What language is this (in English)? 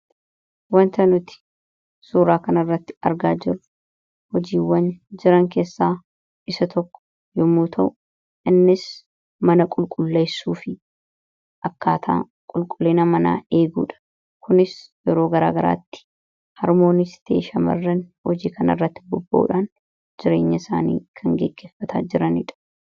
Oromo